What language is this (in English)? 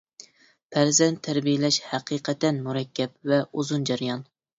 Uyghur